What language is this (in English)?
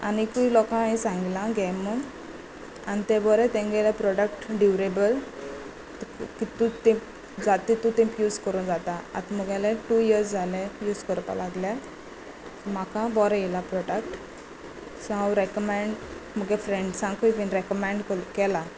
Konkani